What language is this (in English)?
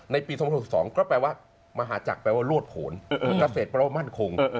Thai